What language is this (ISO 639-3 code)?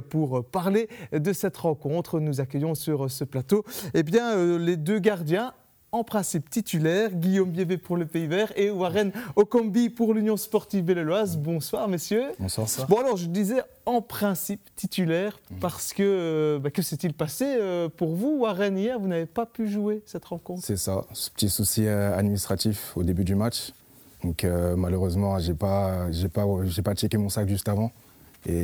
fra